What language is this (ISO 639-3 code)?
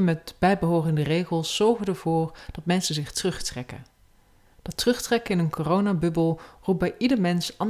nld